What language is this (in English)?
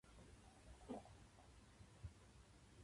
Japanese